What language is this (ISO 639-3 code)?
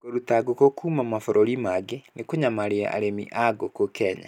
kik